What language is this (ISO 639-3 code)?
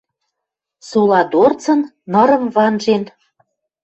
mrj